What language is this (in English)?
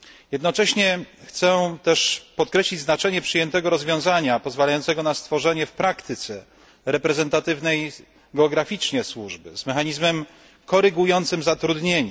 Polish